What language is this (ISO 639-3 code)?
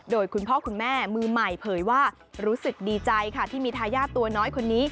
tha